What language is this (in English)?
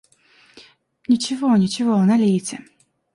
Russian